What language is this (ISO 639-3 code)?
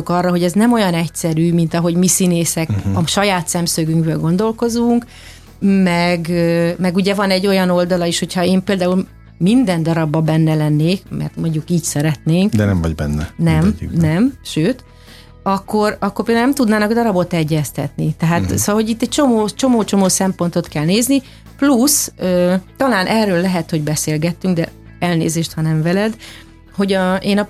hun